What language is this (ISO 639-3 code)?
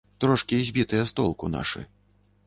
bel